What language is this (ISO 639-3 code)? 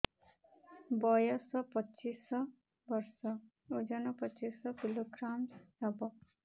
ori